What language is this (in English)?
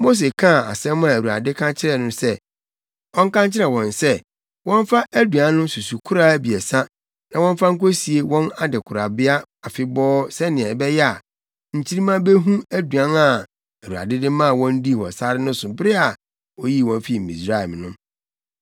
Akan